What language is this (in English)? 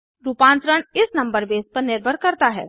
Hindi